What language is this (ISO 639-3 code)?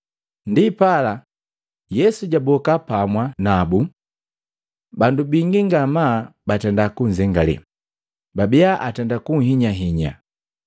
mgv